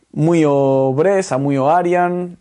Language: Welsh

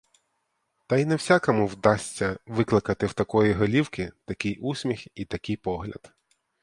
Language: Ukrainian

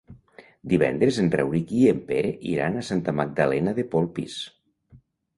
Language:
Catalan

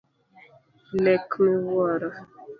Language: Luo (Kenya and Tanzania)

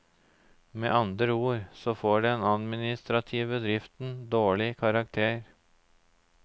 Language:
Norwegian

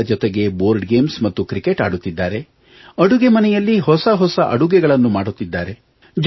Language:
Kannada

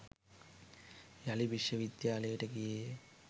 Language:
Sinhala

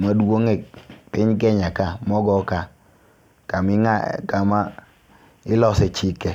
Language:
Luo (Kenya and Tanzania)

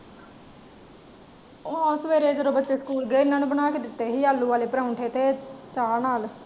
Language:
Punjabi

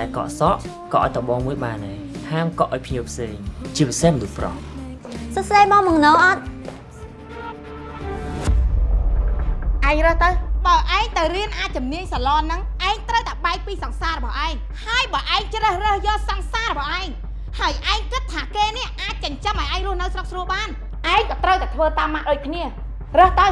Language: Vietnamese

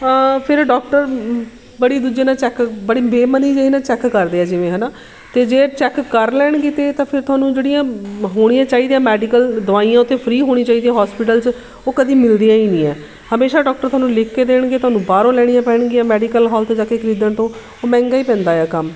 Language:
Punjabi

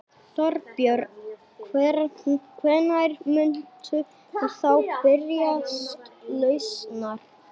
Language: Icelandic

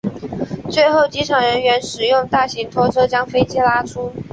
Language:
Chinese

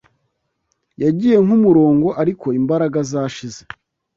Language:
Kinyarwanda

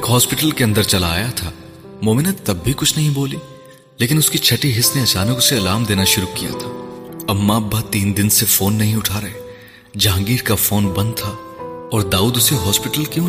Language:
Urdu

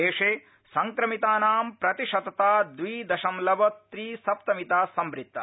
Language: Sanskrit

